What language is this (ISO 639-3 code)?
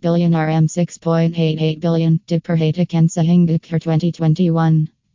msa